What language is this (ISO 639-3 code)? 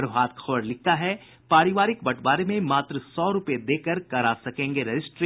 hin